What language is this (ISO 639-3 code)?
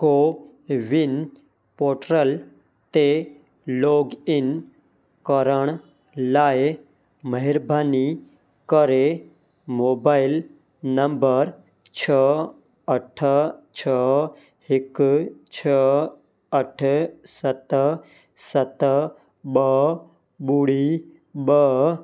snd